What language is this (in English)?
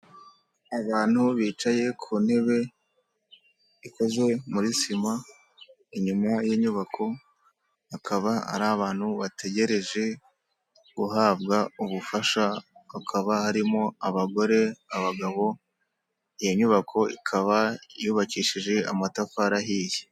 Kinyarwanda